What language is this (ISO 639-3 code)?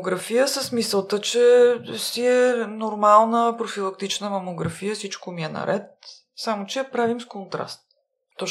bul